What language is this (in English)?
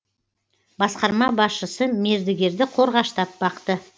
Kazakh